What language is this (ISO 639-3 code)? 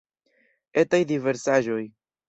epo